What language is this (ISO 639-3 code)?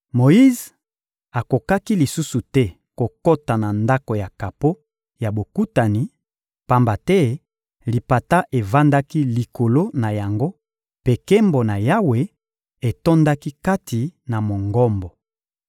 lin